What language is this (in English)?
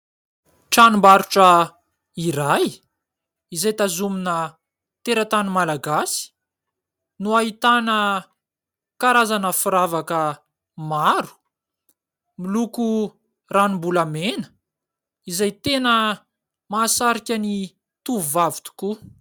Malagasy